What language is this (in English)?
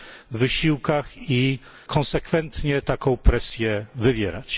Polish